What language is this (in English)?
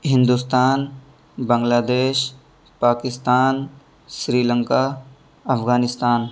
Urdu